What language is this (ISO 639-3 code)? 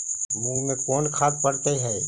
mag